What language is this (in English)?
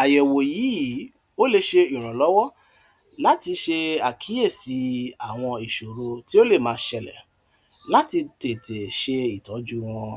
Yoruba